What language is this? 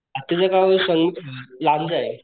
Marathi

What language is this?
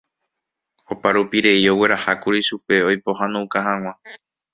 Guarani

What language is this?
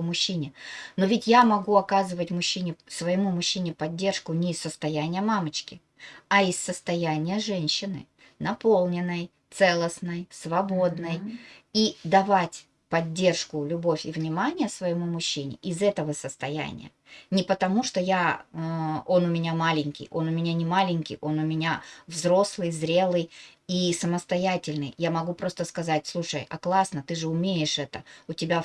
Russian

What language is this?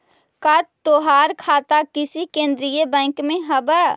Magahi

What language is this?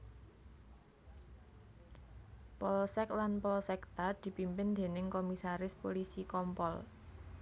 Javanese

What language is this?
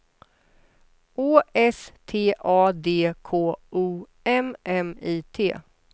Swedish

